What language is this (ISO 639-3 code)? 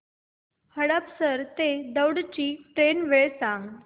mar